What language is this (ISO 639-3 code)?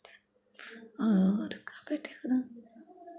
hin